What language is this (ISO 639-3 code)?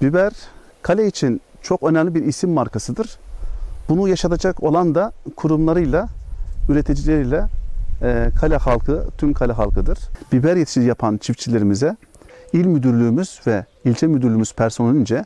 tur